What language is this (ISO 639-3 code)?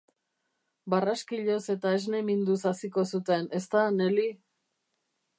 eus